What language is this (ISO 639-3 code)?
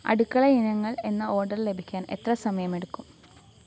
mal